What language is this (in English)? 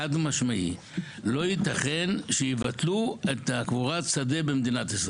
Hebrew